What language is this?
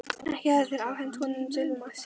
Icelandic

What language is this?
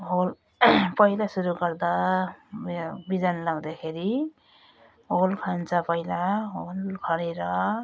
Nepali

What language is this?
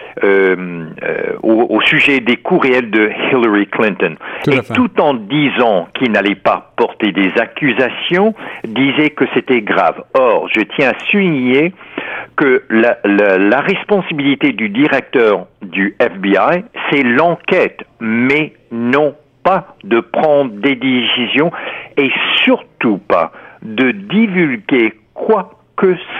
French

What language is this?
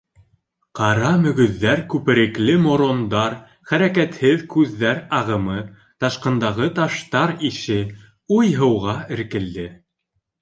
Bashkir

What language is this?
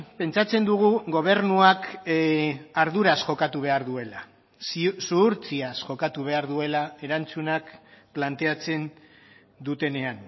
Basque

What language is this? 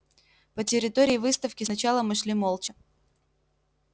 Russian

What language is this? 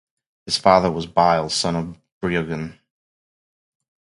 English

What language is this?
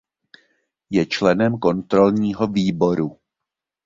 Czech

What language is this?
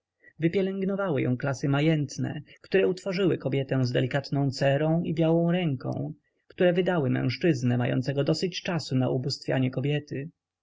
Polish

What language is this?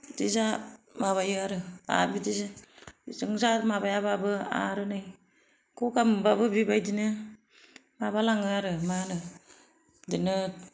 Bodo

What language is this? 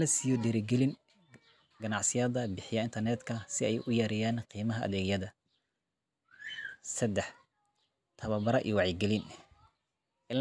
Somali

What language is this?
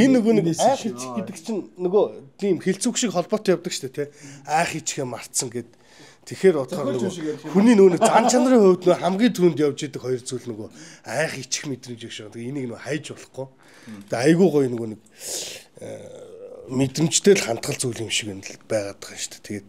Turkish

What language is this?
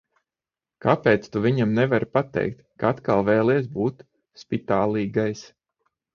Latvian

